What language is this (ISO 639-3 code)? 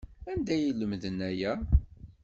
kab